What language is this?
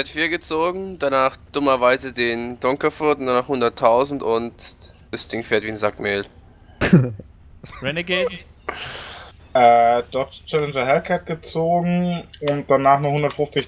German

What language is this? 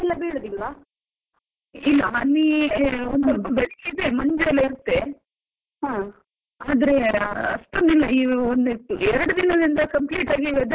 Kannada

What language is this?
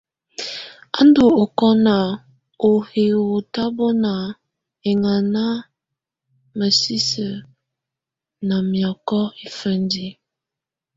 Tunen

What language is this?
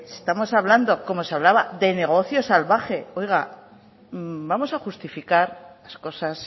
Spanish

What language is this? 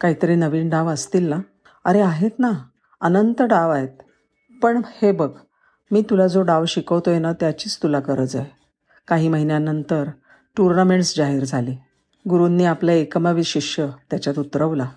Marathi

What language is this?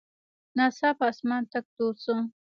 Pashto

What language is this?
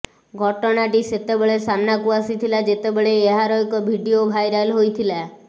Odia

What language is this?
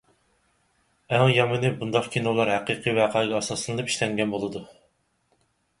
Uyghur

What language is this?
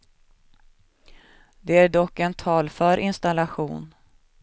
Swedish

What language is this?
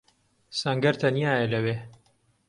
Central Kurdish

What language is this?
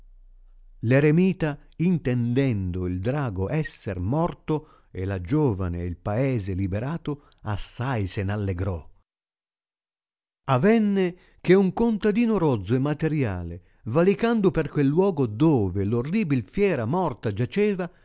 Italian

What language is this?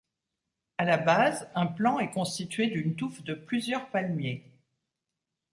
French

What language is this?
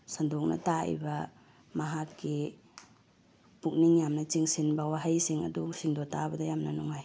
Manipuri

